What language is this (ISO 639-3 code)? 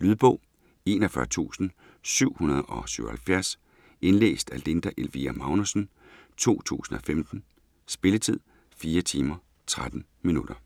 dan